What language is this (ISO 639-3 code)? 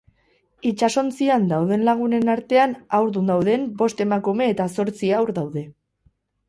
eus